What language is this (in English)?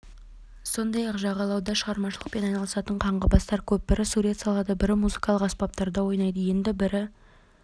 Kazakh